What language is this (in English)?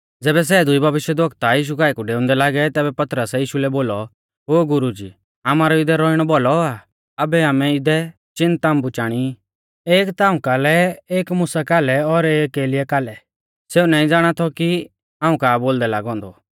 Mahasu Pahari